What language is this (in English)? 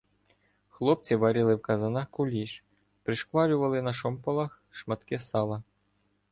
Ukrainian